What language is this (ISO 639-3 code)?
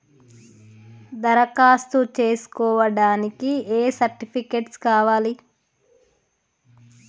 tel